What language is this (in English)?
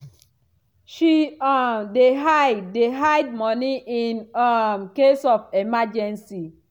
Nigerian Pidgin